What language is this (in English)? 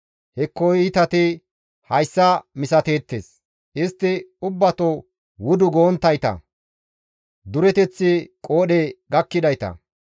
Gamo